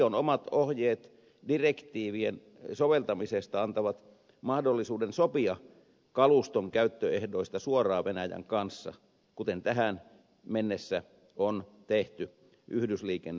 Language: Finnish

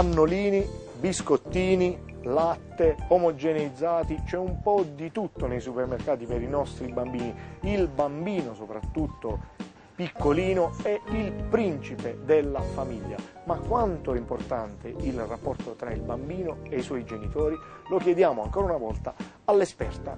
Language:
Italian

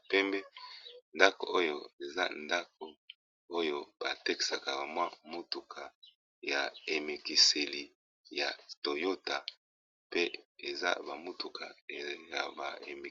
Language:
Lingala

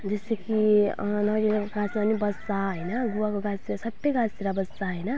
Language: Nepali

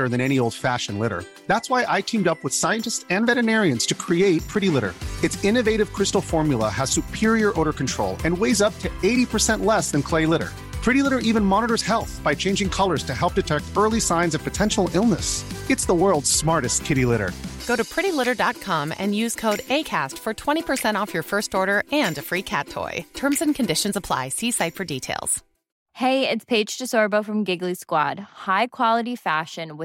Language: Swedish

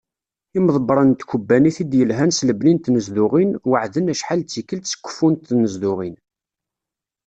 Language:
Kabyle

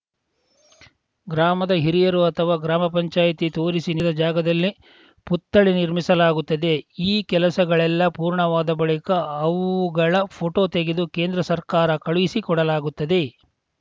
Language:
Kannada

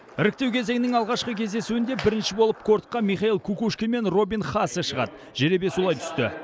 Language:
Kazakh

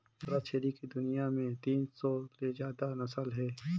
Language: Chhattisgarhi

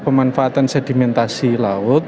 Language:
Indonesian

